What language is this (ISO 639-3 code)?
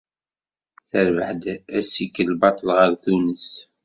kab